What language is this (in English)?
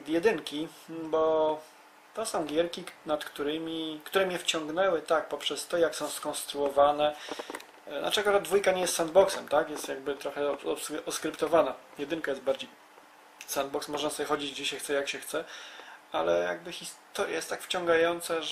Polish